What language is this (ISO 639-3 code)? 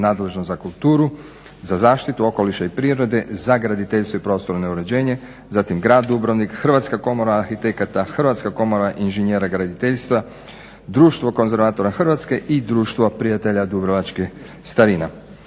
hrv